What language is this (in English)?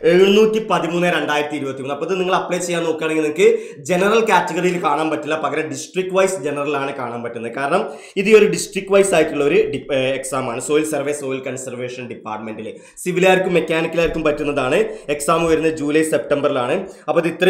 Malayalam